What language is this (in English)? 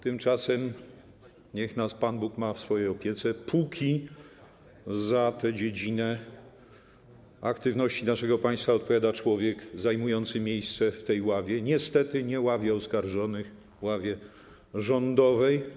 Polish